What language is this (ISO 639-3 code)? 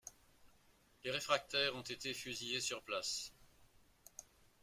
fra